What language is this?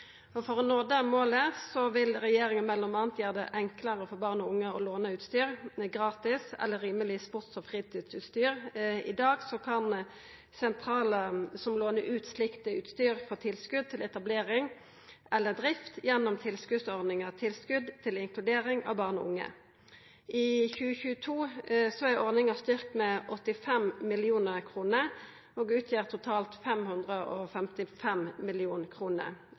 Norwegian Nynorsk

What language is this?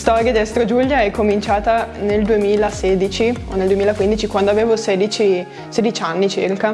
Italian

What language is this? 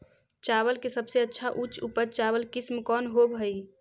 Magahi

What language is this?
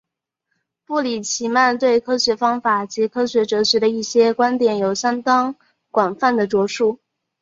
Chinese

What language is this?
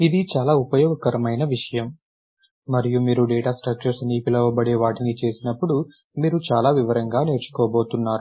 Telugu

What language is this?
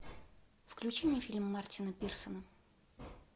Russian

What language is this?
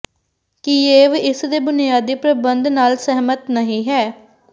Punjabi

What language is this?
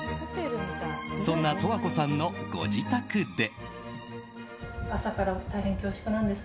Japanese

